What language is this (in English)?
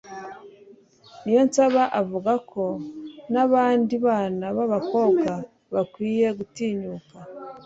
Kinyarwanda